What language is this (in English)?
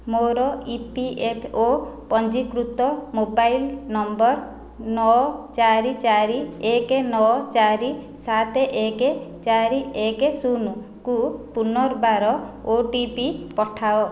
Odia